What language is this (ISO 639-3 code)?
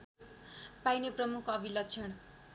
nep